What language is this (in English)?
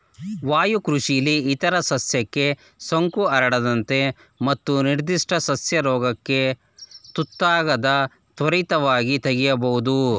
Kannada